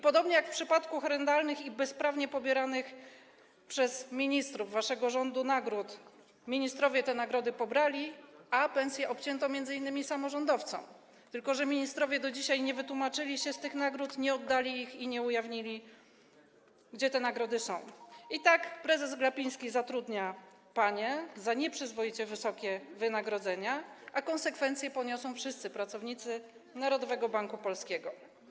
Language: Polish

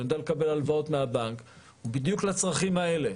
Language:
Hebrew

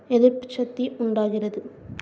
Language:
Tamil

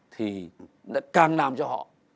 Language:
Vietnamese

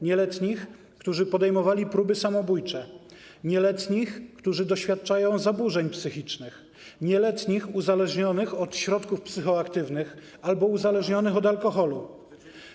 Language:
Polish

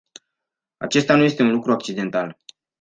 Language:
Romanian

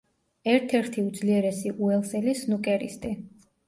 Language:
Georgian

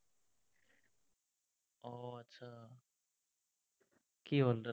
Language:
Assamese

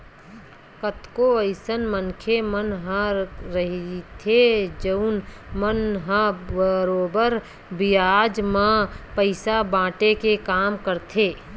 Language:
Chhattisgarhi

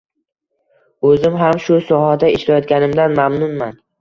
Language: Uzbek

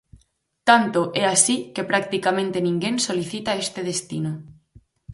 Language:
Galician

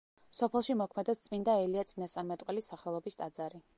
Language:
Georgian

